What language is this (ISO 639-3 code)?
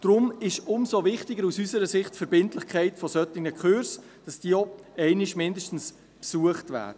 gsw